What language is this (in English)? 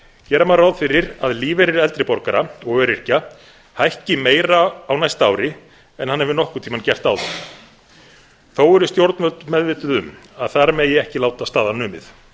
Icelandic